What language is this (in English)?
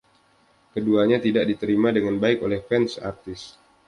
Indonesian